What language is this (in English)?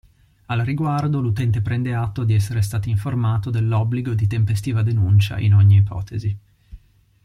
Italian